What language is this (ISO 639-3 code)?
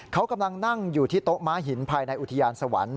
tha